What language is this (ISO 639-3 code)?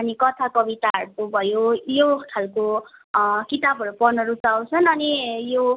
nep